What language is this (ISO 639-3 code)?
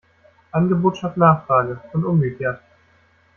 deu